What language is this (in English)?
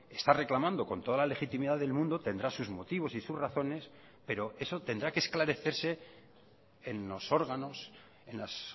Spanish